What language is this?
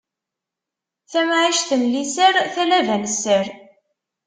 Kabyle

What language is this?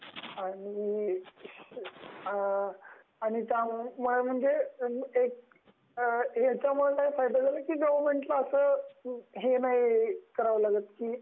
Marathi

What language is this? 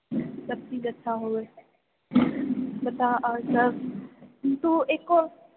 Maithili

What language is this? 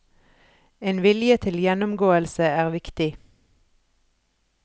Norwegian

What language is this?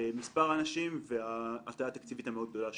Hebrew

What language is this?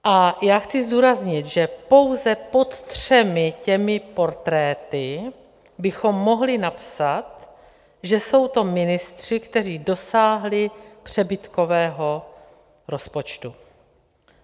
Czech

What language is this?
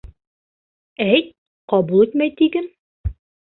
Bashkir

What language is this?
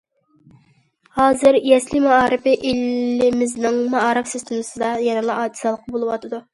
Uyghur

